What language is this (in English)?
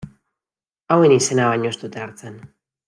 Basque